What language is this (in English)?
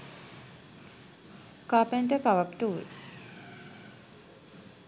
Sinhala